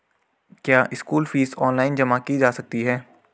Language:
Hindi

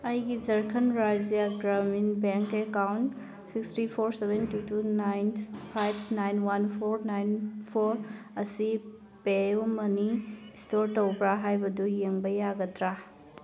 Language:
Manipuri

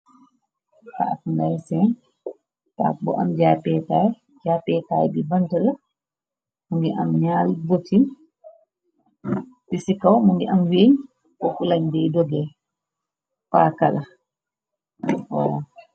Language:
Wolof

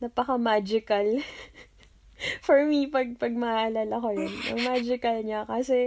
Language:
Filipino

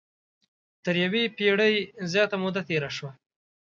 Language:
Pashto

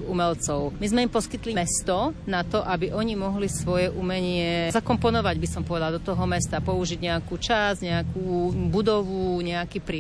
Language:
Slovak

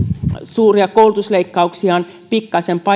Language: Finnish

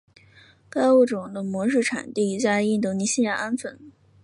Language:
Chinese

